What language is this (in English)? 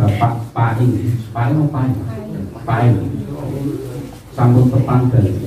Indonesian